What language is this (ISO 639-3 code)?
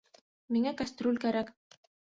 bak